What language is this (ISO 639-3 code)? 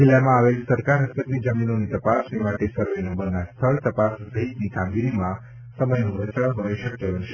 guj